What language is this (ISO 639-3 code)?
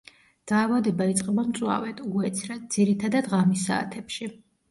kat